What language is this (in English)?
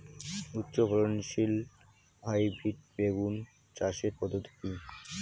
Bangla